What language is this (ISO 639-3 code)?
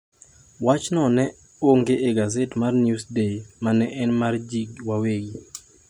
luo